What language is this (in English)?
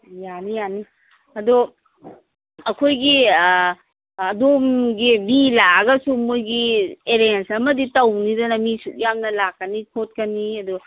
Manipuri